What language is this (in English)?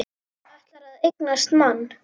Icelandic